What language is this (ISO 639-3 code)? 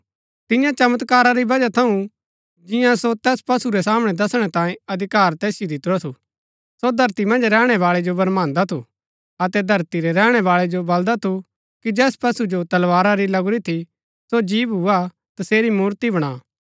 gbk